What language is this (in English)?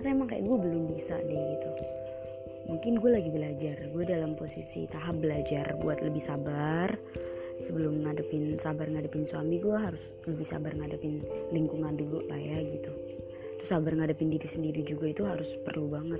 Indonesian